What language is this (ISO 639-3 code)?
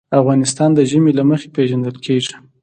pus